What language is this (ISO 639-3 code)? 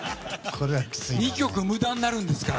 jpn